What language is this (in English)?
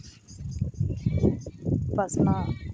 Santali